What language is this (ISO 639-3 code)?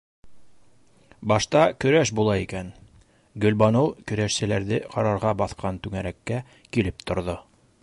bak